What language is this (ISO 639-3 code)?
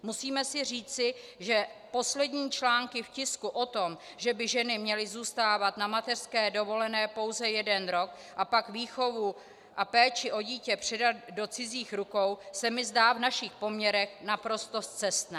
ces